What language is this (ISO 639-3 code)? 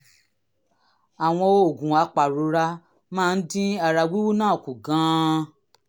yor